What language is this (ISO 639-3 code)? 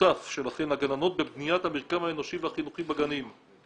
heb